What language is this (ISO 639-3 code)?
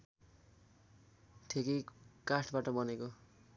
nep